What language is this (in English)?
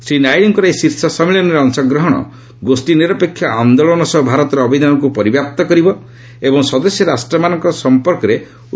Odia